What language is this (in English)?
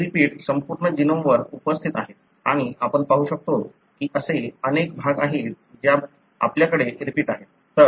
Marathi